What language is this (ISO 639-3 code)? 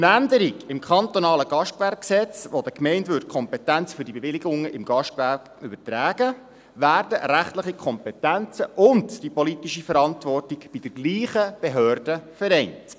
gsw